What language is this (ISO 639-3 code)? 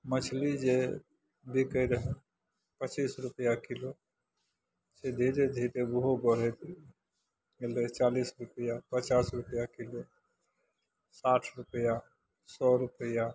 mai